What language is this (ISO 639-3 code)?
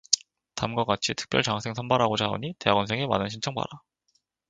kor